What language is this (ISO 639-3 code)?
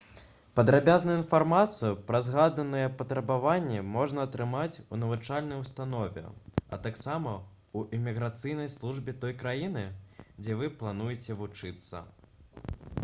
bel